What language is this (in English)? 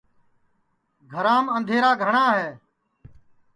Sansi